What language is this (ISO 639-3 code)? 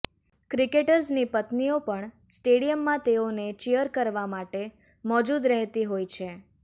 guj